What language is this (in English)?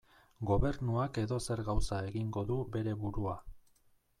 Basque